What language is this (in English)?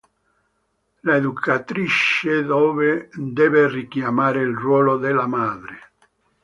Italian